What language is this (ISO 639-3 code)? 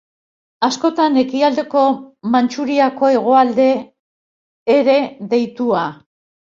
eus